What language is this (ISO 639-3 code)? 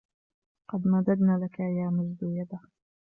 ara